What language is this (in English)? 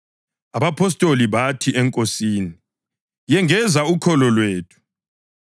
North Ndebele